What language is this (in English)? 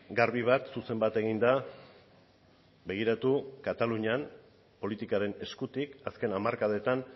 Basque